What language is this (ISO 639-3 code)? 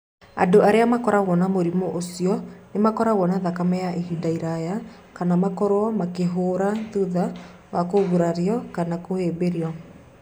kik